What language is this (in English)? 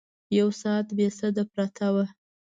Pashto